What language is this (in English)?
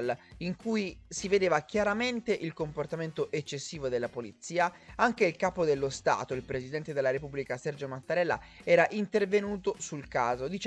Italian